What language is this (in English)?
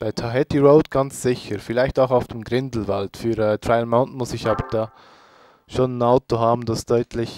German